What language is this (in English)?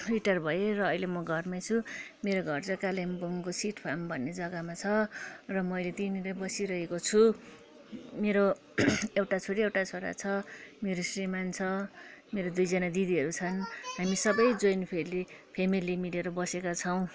Nepali